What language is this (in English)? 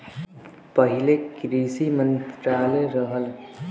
Bhojpuri